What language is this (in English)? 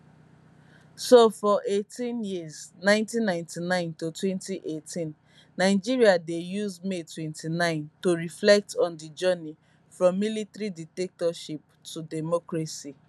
Nigerian Pidgin